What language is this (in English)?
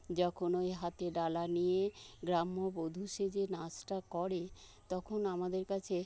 Bangla